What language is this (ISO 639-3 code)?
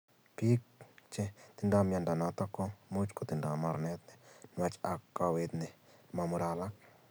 kln